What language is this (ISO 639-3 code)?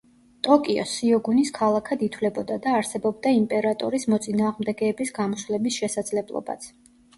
kat